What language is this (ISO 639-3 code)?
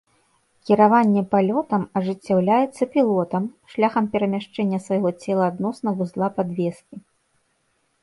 bel